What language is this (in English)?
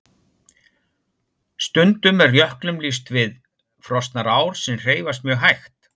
Icelandic